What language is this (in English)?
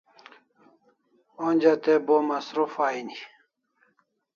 Kalasha